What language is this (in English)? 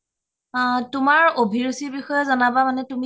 Assamese